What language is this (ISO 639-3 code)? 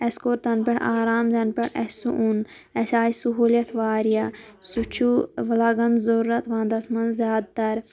kas